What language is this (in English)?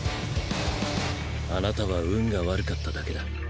Japanese